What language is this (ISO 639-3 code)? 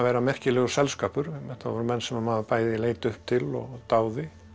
isl